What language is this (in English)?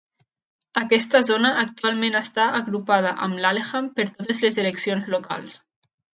Catalan